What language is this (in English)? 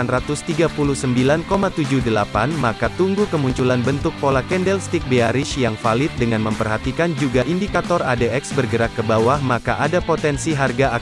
Indonesian